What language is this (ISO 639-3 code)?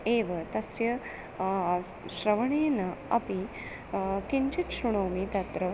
san